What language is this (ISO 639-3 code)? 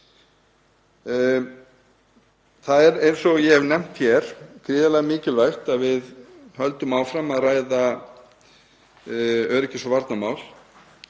isl